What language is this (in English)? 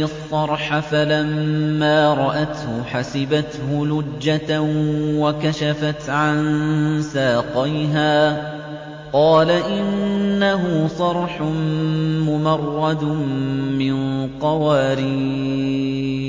Arabic